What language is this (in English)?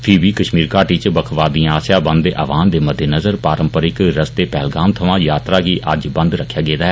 Dogri